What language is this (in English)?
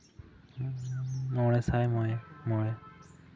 Santali